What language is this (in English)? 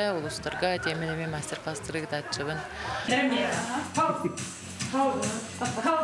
Turkish